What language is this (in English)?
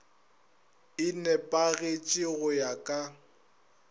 Northern Sotho